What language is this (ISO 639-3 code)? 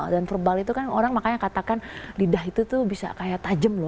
ind